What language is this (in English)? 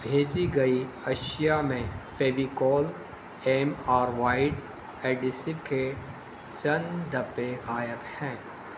Urdu